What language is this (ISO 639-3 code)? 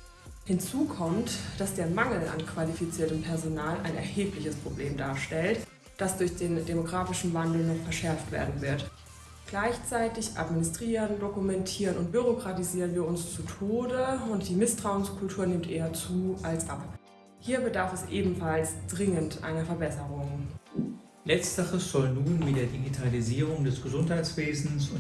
deu